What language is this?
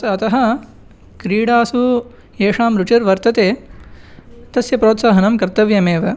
Sanskrit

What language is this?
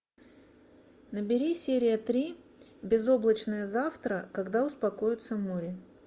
Russian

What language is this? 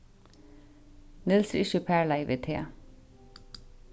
Faroese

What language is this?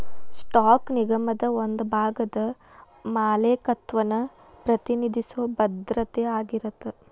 Kannada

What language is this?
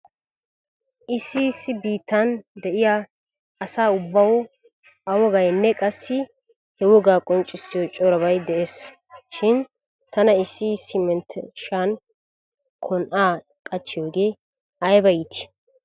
Wolaytta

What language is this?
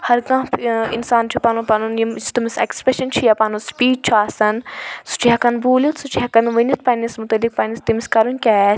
Kashmiri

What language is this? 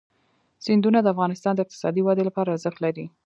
Pashto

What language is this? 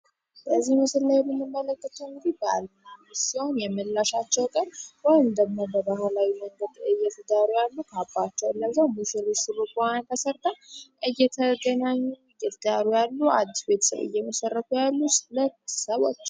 Amharic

